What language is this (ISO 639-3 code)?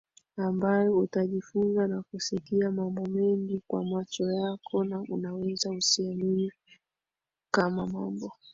swa